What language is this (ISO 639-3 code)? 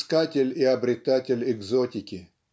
rus